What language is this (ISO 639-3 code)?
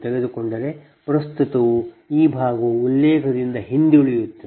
kan